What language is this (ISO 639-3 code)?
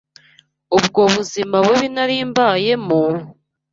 kin